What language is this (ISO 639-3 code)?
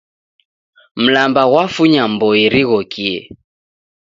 dav